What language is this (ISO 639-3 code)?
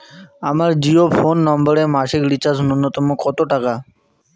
ben